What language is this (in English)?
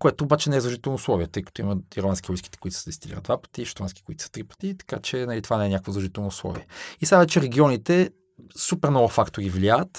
Bulgarian